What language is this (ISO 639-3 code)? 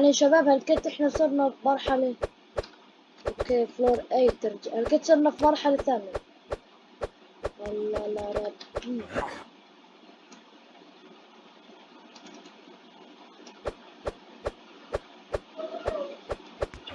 ara